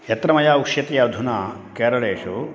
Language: Sanskrit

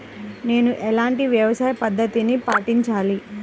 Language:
Telugu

